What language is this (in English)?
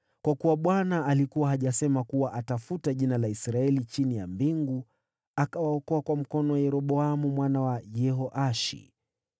Swahili